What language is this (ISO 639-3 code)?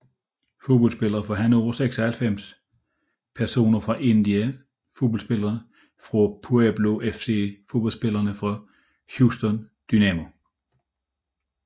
dan